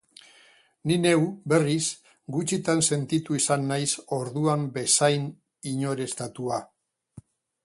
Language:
Basque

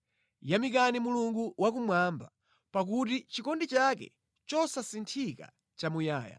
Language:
Nyanja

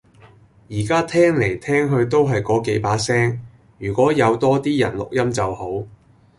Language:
Cantonese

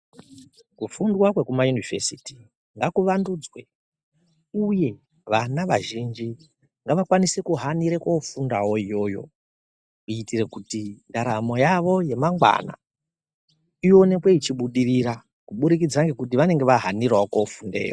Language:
Ndau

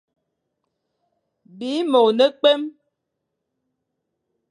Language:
Fang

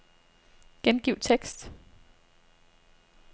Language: Danish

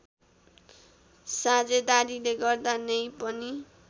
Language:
Nepali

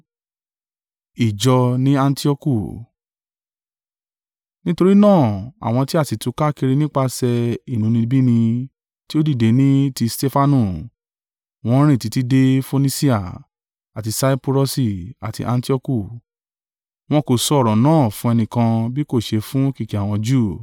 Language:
Yoruba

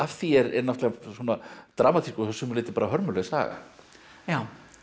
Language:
Icelandic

